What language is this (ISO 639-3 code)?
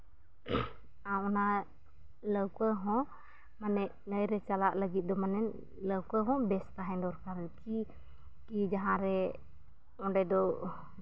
sat